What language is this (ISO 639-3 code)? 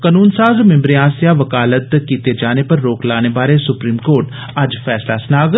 doi